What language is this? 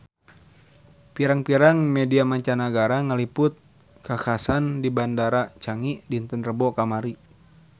Sundanese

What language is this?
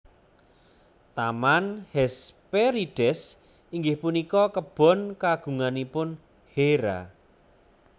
Javanese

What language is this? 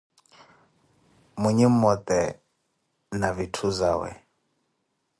Koti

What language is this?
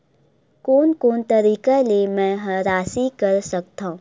Chhattisgarhi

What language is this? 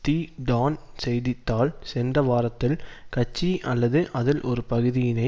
Tamil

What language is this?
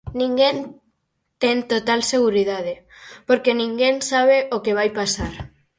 Galician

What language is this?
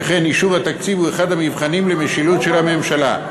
Hebrew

